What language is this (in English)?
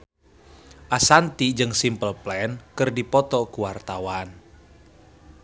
Sundanese